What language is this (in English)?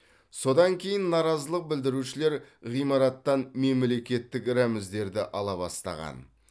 Kazakh